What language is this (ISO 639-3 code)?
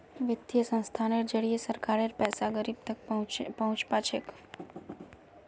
mag